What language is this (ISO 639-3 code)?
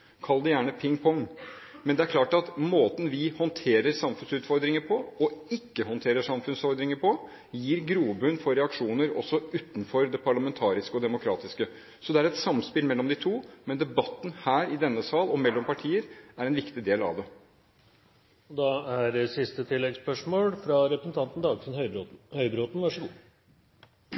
nor